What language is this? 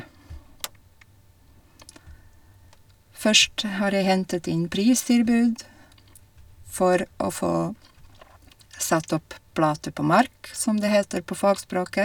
Norwegian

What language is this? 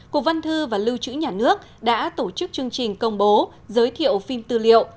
Vietnamese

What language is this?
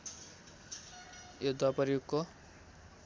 Nepali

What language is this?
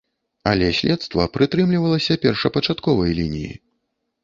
Belarusian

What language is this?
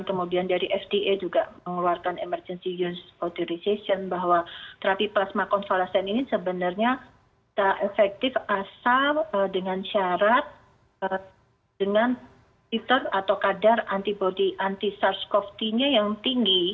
Indonesian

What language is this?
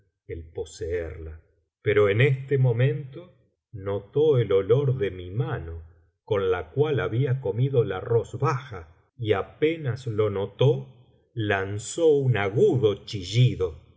Spanish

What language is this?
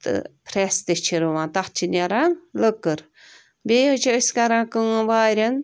Kashmiri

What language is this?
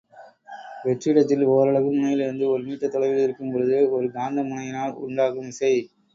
Tamil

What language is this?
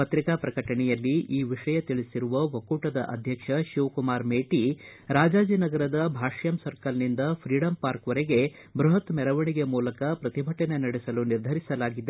Kannada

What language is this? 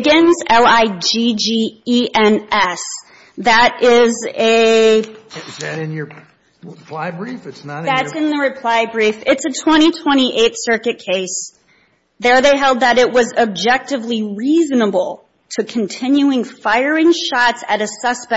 English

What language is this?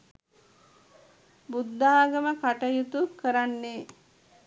Sinhala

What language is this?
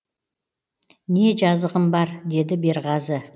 Kazakh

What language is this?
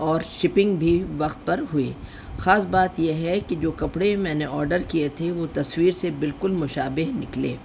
Urdu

